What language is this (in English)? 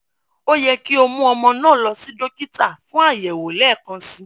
Yoruba